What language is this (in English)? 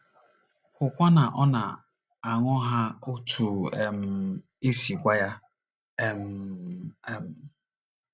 Igbo